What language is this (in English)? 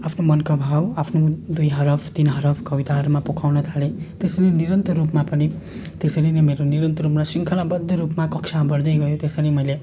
Nepali